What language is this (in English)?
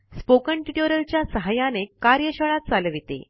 Marathi